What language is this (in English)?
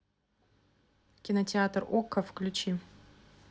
Russian